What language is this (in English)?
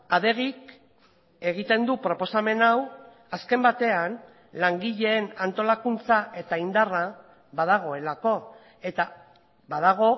Basque